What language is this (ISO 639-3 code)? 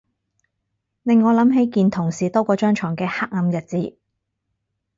yue